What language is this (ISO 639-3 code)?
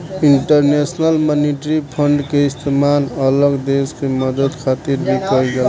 bho